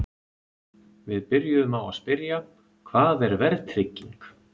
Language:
Icelandic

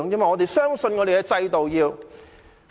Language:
Cantonese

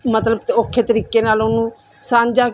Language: Punjabi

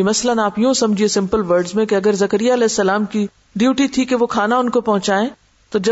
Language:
Urdu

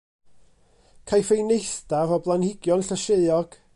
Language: Welsh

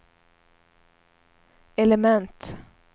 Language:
Swedish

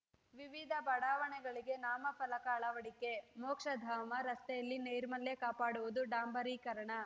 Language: Kannada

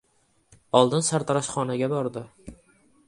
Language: Uzbek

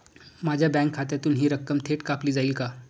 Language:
Marathi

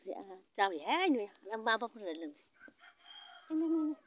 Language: Bodo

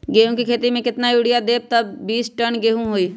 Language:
Magahi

